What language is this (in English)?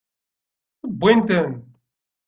Kabyle